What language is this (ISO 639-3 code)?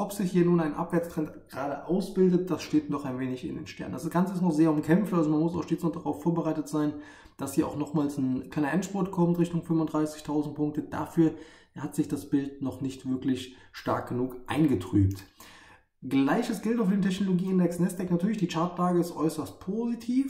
deu